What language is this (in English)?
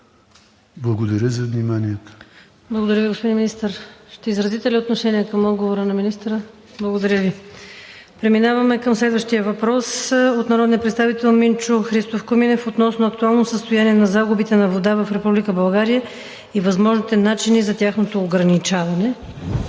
Bulgarian